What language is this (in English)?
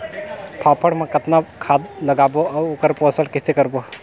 Chhattisgarhi